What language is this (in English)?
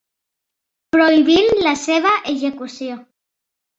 Catalan